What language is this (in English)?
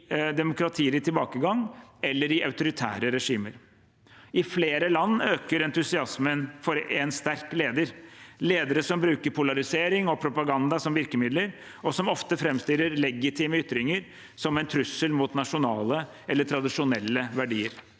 Norwegian